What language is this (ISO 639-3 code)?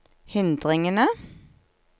nor